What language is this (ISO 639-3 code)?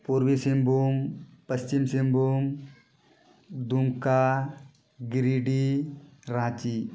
sat